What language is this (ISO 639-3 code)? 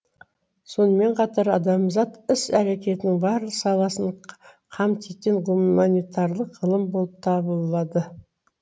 kaz